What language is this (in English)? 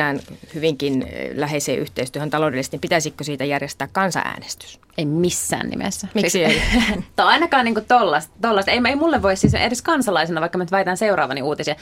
Finnish